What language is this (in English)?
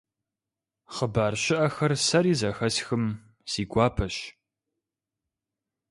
Kabardian